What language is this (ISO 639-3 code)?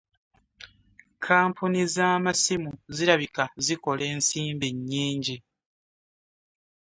lug